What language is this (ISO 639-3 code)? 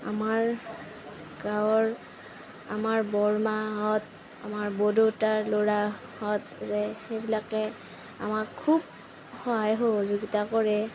asm